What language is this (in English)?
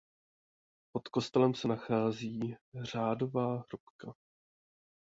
Czech